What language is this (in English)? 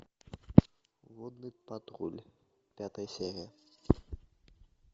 Russian